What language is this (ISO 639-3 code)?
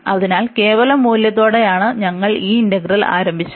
mal